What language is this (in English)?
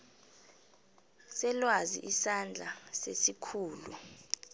South Ndebele